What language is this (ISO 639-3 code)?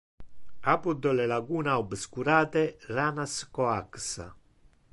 ina